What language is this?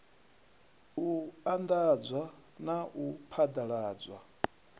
Venda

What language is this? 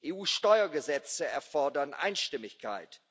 German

